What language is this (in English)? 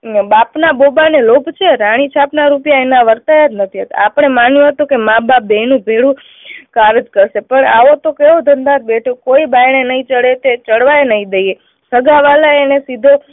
Gujarati